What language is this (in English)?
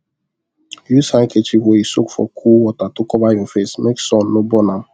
Nigerian Pidgin